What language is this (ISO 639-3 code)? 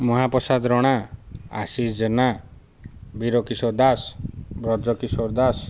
ori